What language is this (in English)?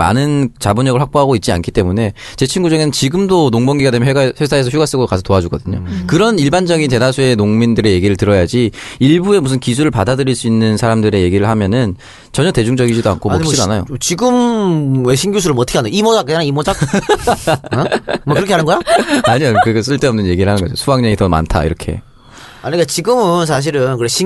Korean